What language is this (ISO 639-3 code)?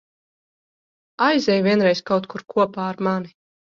lav